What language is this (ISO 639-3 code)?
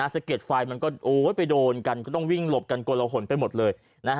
tha